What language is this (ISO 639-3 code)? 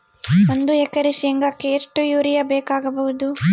kan